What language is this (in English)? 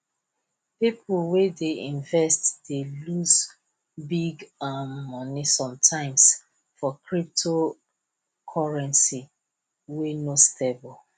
Nigerian Pidgin